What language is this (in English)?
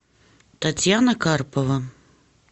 Russian